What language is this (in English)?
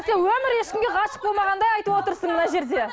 Kazakh